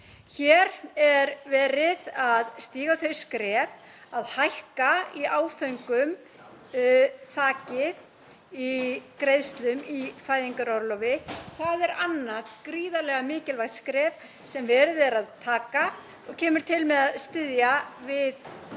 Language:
Icelandic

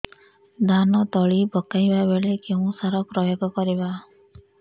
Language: Odia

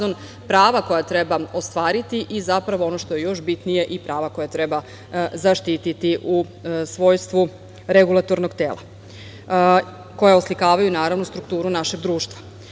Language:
Serbian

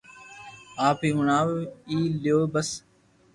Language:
Loarki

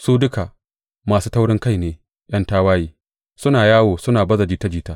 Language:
Hausa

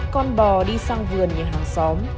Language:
Vietnamese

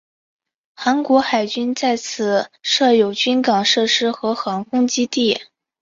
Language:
Chinese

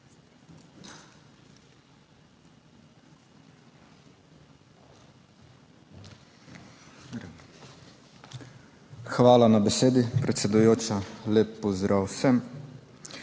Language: Slovenian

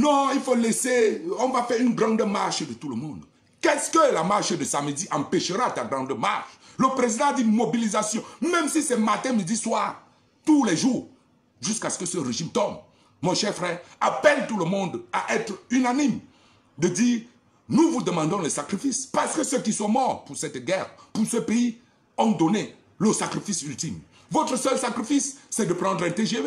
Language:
French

